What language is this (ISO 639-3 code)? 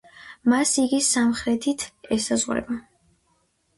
kat